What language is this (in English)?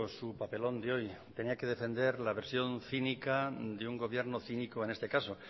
Spanish